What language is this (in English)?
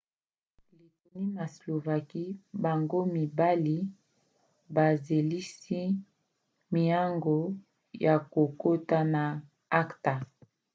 Lingala